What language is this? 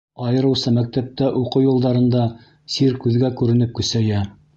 Bashkir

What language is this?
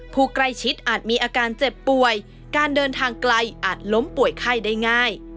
Thai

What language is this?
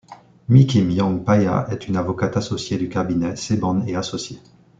French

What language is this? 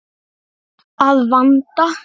Icelandic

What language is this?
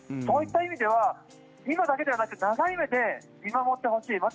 Japanese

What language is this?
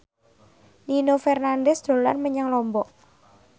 Javanese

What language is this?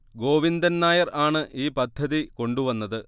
Malayalam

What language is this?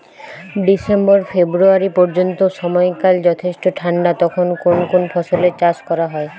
Bangla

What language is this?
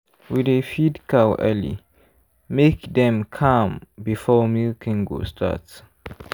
Nigerian Pidgin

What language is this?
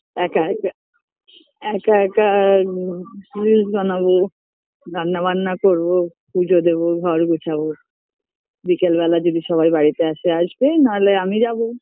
Bangla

